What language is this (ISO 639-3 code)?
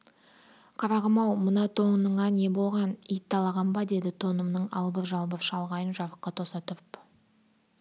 kaz